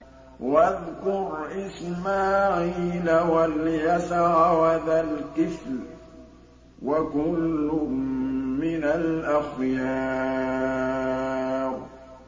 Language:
Arabic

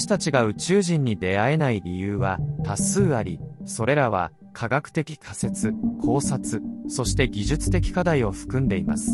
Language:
Japanese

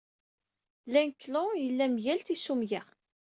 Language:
Kabyle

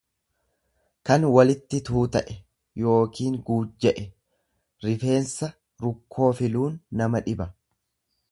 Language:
Oromo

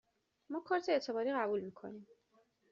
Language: Persian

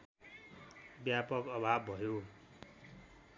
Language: Nepali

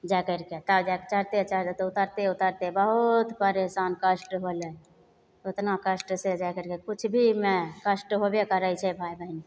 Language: Maithili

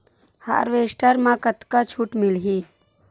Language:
Chhattisgarhi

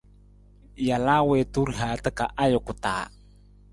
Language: Nawdm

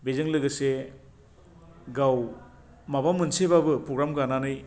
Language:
Bodo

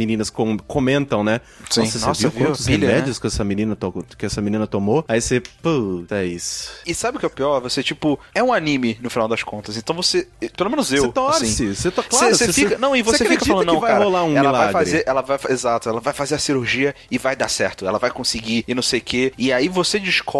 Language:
Portuguese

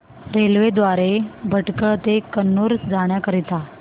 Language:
Marathi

